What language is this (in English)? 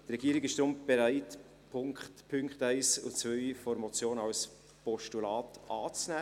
Swiss German